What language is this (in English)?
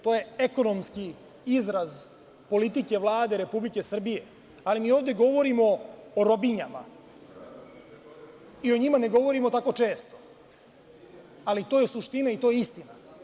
Serbian